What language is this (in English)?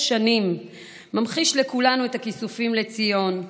Hebrew